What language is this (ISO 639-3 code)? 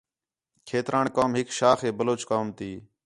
xhe